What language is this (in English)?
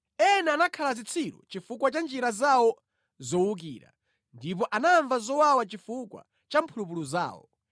Nyanja